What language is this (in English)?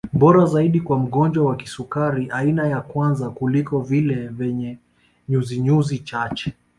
Swahili